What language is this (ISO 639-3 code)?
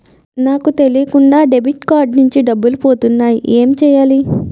tel